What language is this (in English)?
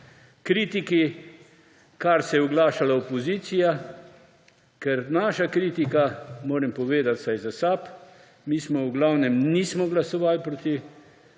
Slovenian